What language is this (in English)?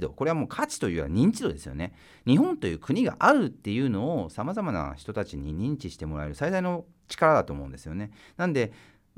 Japanese